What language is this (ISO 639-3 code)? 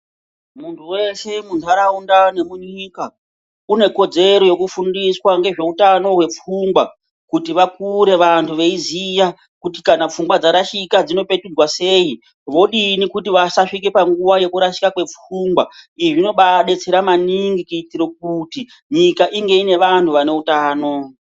ndc